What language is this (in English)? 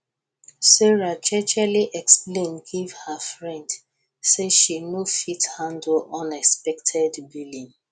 Nigerian Pidgin